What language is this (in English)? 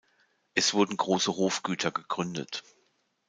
German